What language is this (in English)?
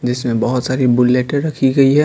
Hindi